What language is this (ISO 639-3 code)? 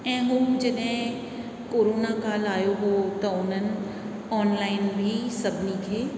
snd